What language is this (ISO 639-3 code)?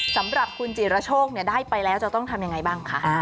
tha